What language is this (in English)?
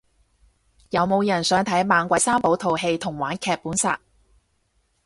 Cantonese